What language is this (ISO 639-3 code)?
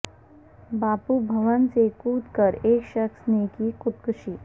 urd